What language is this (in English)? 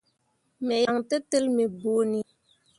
Mundang